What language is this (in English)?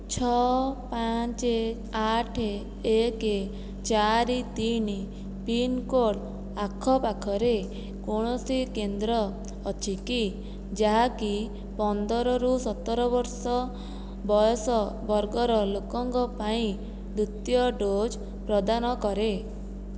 Odia